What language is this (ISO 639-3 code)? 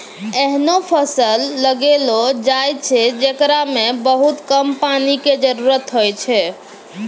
mai